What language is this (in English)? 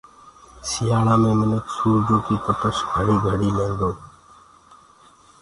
Gurgula